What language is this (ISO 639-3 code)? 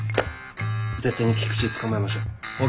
jpn